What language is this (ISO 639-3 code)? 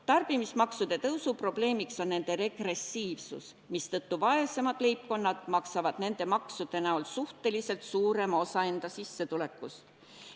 est